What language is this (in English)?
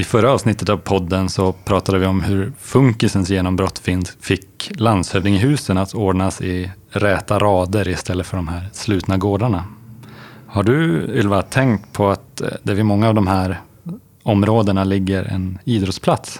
Swedish